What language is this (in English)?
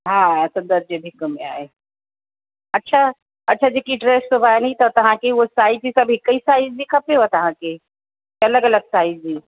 Sindhi